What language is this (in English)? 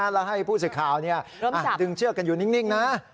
Thai